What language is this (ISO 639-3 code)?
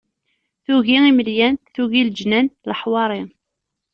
kab